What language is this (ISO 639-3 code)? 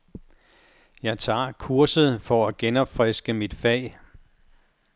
dan